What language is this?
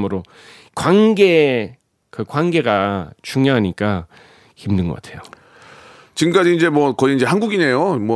Korean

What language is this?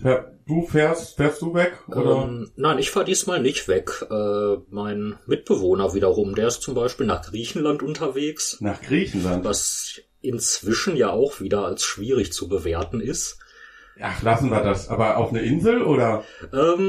German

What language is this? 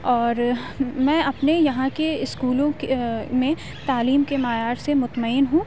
Urdu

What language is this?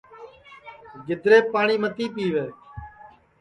Sansi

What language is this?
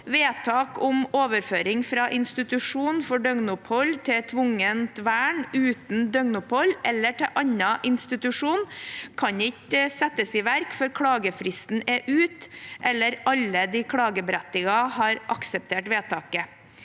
Norwegian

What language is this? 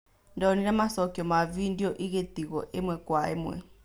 Kikuyu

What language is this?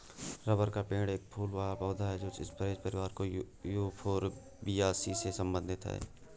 Hindi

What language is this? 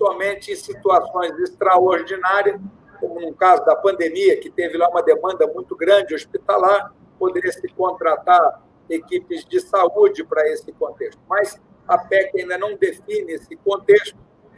Portuguese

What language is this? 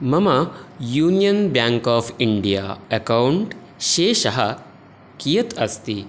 Sanskrit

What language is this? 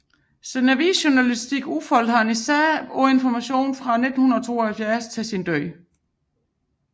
Danish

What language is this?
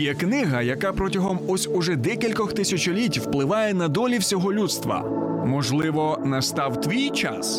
Ukrainian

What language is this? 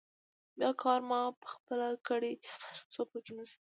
Pashto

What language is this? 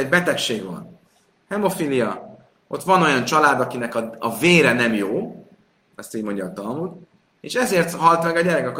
Hungarian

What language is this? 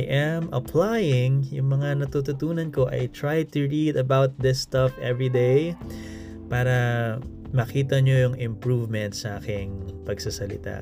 Filipino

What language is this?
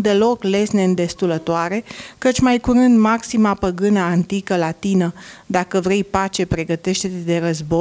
Romanian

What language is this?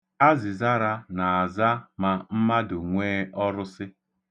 Igbo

